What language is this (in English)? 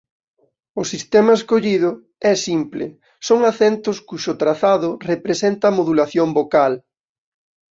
Galician